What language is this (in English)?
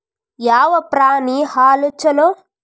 Kannada